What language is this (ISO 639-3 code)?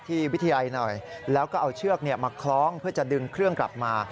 tha